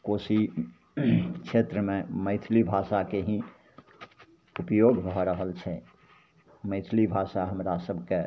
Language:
Maithili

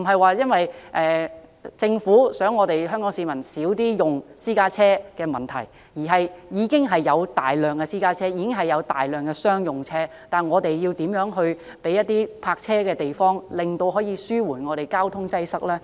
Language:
Cantonese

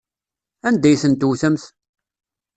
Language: Kabyle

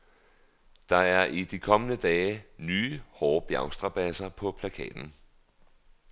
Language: Danish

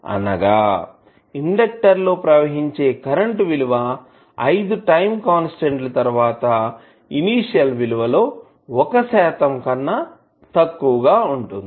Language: Telugu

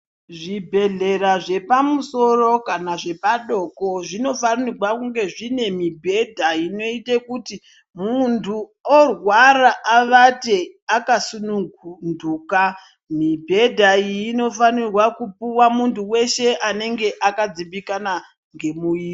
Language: Ndau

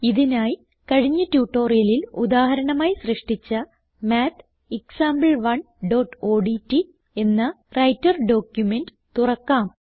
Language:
Malayalam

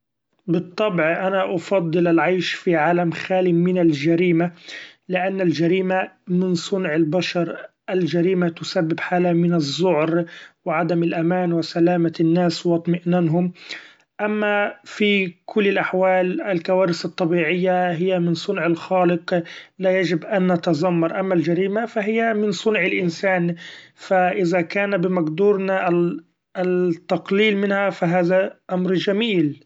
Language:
Gulf Arabic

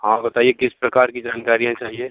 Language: Hindi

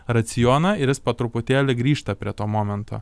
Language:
Lithuanian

